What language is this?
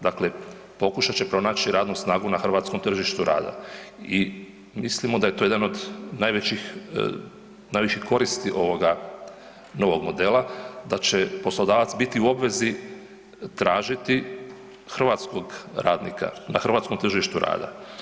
Croatian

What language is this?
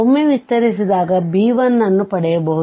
Kannada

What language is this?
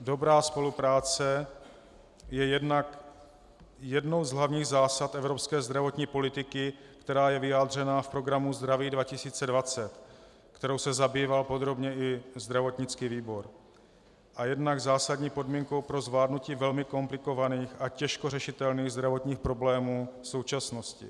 Czech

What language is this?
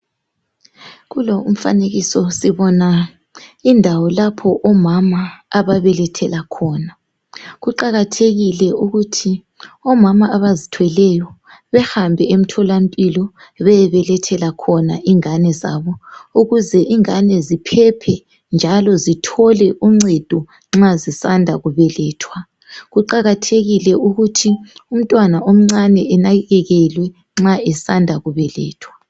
North Ndebele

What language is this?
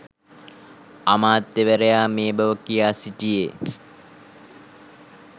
Sinhala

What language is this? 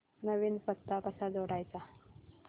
Marathi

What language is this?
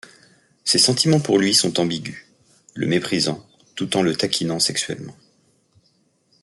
French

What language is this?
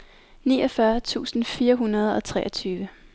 Danish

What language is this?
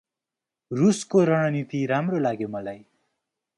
Nepali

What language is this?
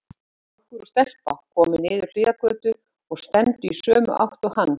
Icelandic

